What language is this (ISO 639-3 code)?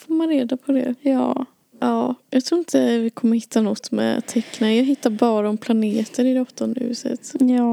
swe